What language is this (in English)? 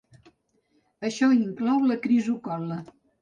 Catalan